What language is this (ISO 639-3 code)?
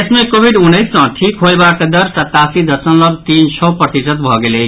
mai